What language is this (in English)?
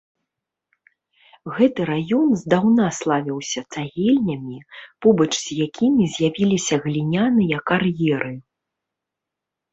Belarusian